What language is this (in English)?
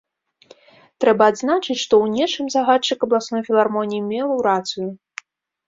Belarusian